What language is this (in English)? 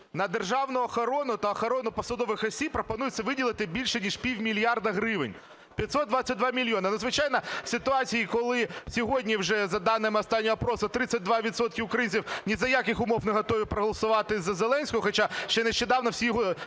Ukrainian